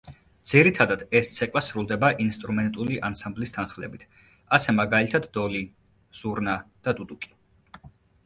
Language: Georgian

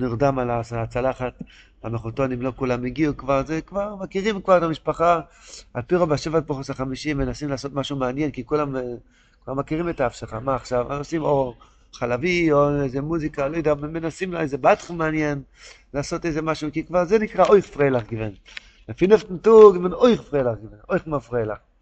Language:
Hebrew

